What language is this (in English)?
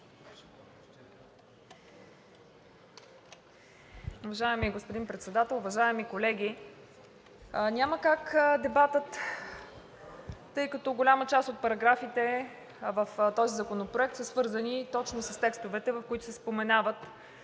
Bulgarian